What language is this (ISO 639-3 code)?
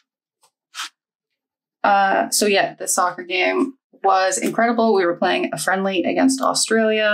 eng